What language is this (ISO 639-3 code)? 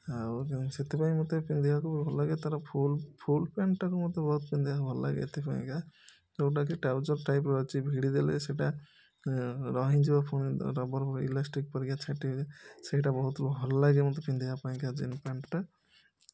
ori